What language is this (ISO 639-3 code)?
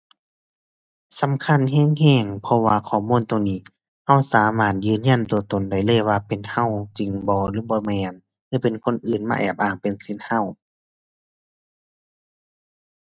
tha